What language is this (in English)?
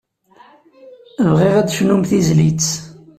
Kabyle